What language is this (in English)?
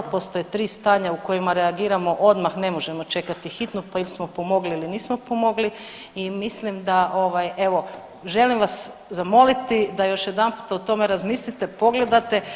Croatian